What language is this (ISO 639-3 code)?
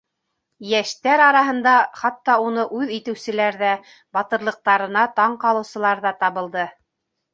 bak